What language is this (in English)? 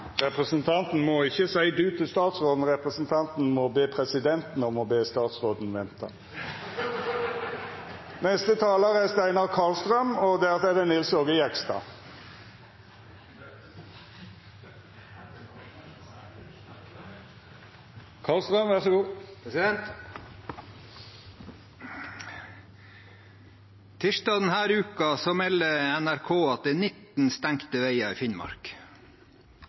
Norwegian